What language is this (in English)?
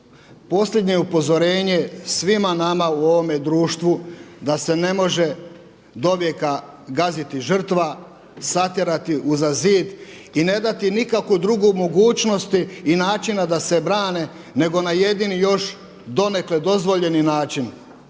Croatian